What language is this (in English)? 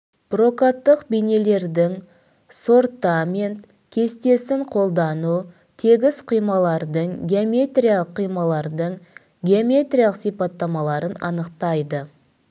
Kazakh